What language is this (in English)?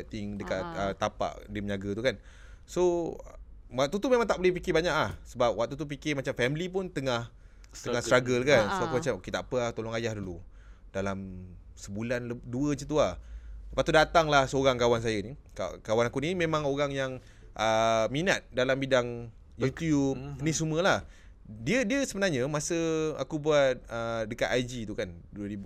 Malay